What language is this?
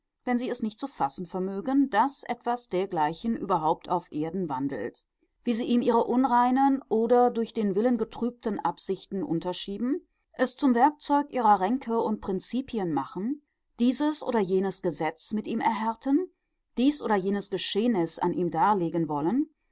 German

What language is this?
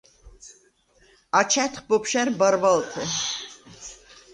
Svan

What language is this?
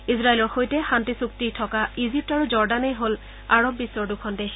Assamese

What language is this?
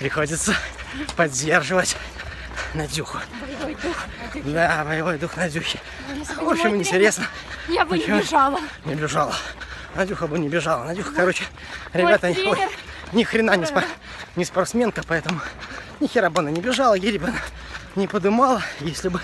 Russian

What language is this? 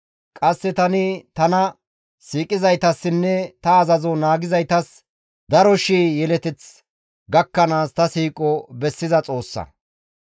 Gamo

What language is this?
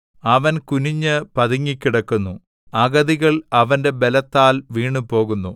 Malayalam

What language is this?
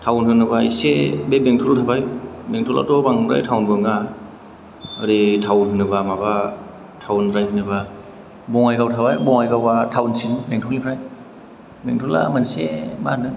Bodo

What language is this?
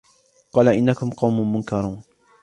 Arabic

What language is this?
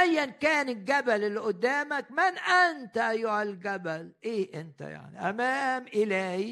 Arabic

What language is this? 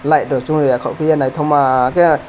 Kok Borok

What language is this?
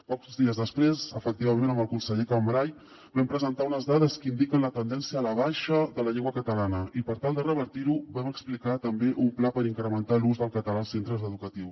Catalan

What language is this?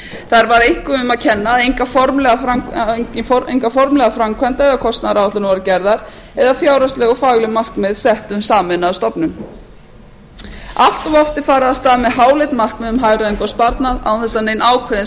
Icelandic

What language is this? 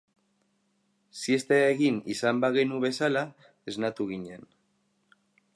Basque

